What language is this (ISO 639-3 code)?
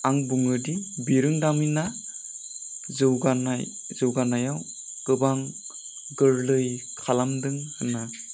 brx